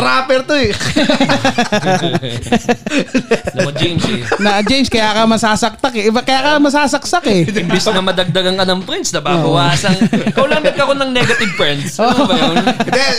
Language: Filipino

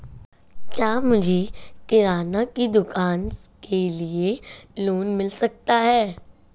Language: Hindi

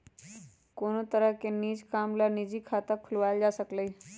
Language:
Magahi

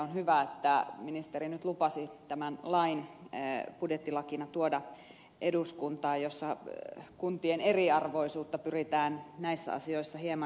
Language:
Finnish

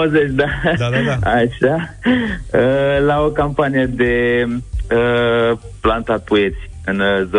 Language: Romanian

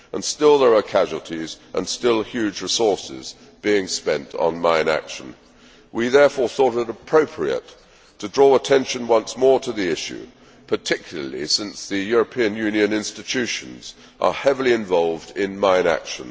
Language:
English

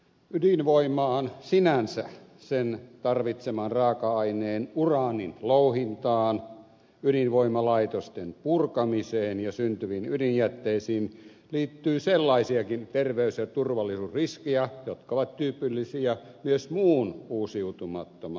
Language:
Finnish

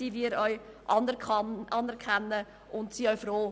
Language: Swiss German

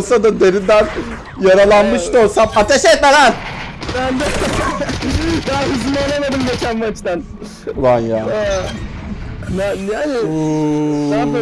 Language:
Turkish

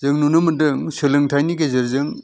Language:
Bodo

